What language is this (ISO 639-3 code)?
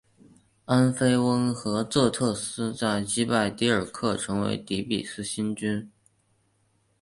zho